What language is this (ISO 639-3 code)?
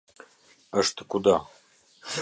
sqi